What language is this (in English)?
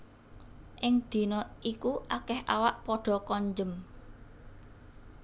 Javanese